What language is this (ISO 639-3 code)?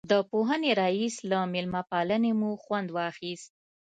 pus